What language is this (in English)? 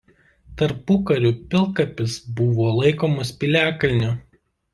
Lithuanian